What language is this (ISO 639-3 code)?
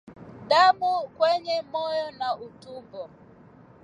swa